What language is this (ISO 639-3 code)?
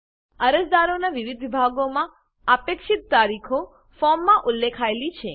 guj